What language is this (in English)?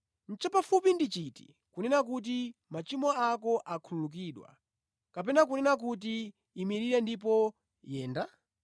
Nyanja